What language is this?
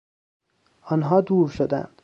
Persian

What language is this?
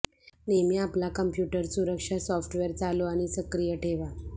Marathi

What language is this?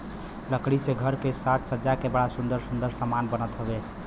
Bhojpuri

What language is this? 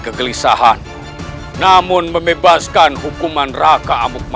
Indonesian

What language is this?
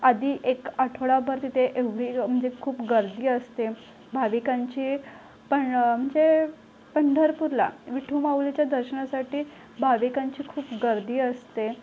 Marathi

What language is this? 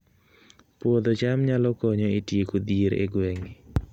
Luo (Kenya and Tanzania)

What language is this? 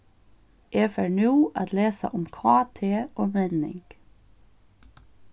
Faroese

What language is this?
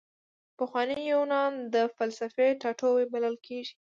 Pashto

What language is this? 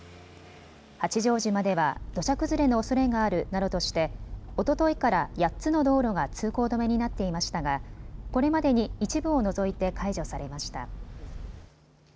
Japanese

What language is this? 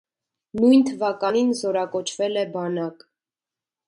Armenian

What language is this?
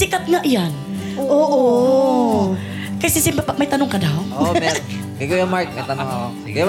Filipino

